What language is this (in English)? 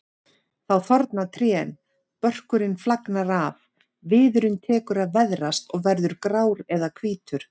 Icelandic